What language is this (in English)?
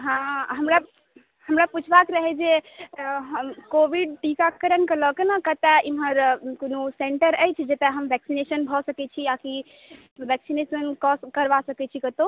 Maithili